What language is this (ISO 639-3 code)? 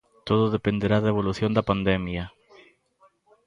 glg